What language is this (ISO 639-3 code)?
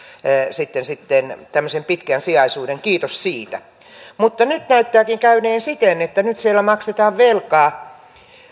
fin